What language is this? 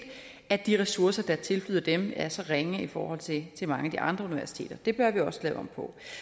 Danish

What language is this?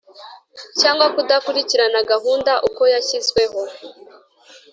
Kinyarwanda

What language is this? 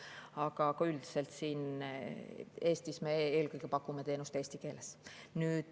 Estonian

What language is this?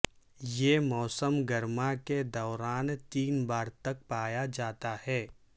Urdu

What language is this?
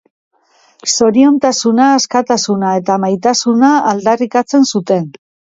Basque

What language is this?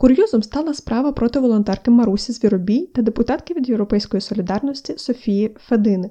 Ukrainian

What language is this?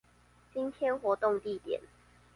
Chinese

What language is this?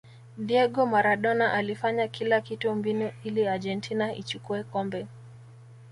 Swahili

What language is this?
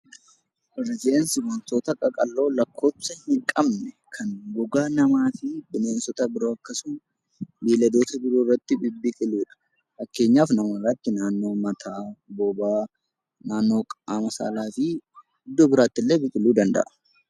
Oromo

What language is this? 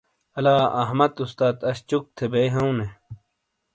Shina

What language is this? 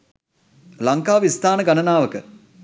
Sinhala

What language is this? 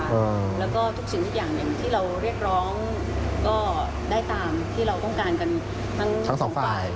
Thai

